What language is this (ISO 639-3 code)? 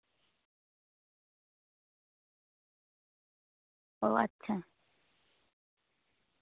sat